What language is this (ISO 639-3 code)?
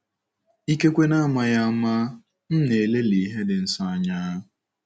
ibo